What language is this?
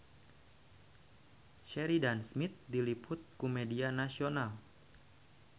Sundanese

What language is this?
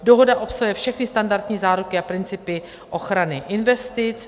Czech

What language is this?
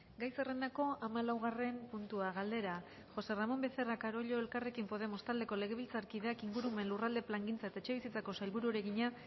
Basque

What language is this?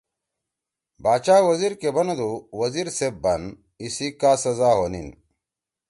Torwali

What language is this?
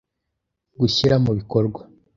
Kinyarwanda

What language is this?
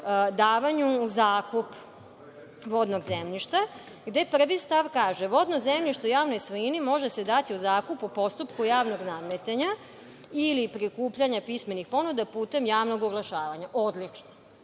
Serbian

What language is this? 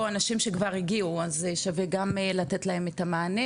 Hebrew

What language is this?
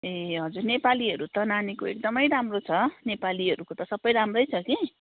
Nepali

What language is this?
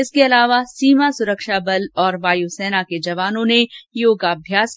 Hindi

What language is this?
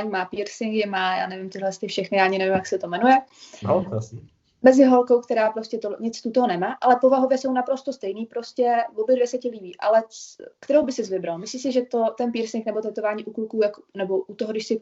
Czech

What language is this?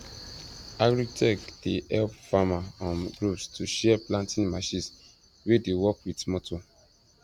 Nigerian Pidgin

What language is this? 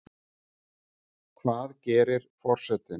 Icelandic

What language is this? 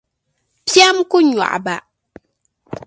Dagbani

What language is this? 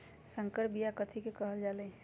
Magahi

